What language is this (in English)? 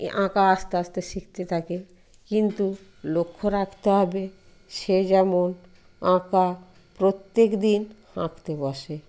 Bangla